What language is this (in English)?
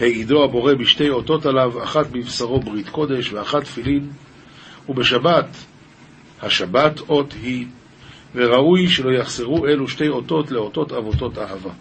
Hebrew